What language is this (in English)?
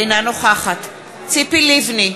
Hebrew